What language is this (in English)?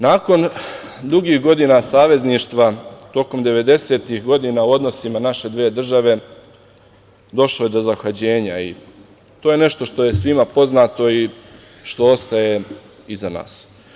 Serbian